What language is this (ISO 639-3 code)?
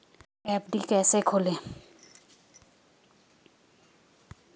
hin